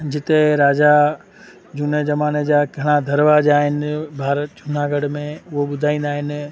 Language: Sindhi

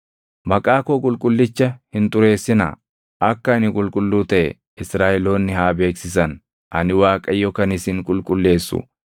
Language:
Oromo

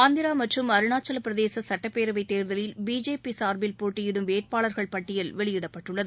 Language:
Tamil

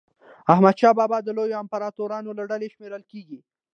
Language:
Pashto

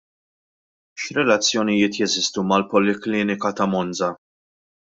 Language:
Maltese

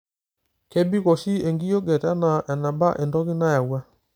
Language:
Masai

